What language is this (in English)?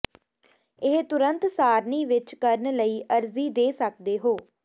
Punjabi